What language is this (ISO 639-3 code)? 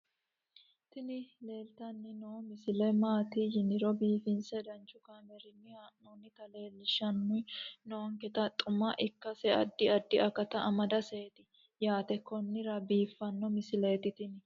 sid